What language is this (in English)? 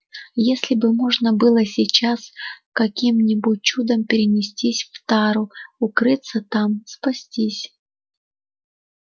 Russian